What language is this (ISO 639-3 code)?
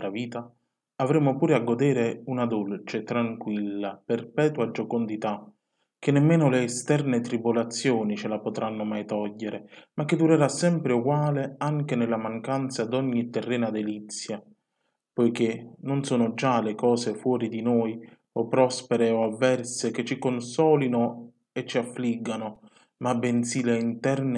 ita